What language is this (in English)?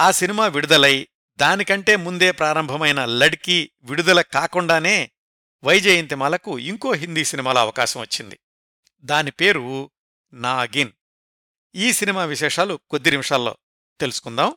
Telugu